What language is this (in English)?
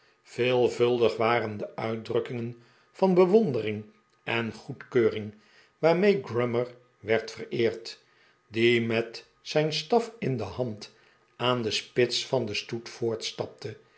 Dutch